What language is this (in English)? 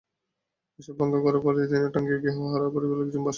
Bangla